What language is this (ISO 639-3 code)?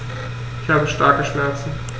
deu